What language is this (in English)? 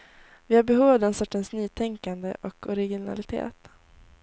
Swedish